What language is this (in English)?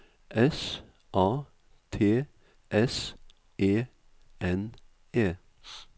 Norwegian